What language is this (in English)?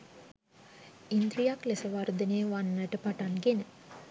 Sinhala